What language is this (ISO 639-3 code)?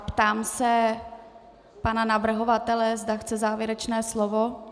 ces